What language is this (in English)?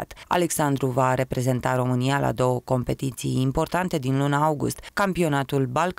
Romanian